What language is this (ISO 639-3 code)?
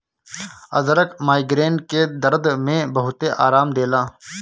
bho